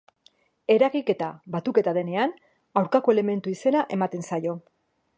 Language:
Basque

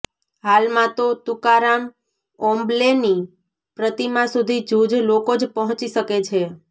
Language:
Gujarati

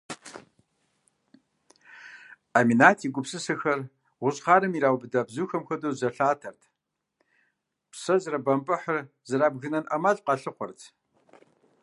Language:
Kabardian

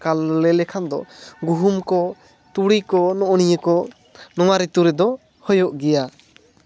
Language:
Santali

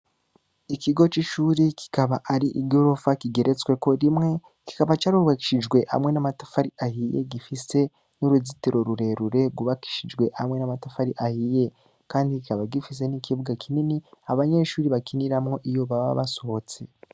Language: Rundi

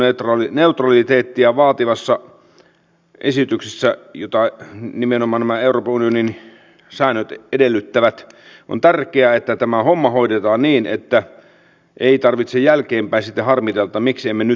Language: Finnish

